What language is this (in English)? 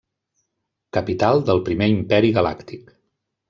Catalan